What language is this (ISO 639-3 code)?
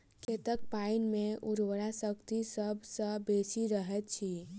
mai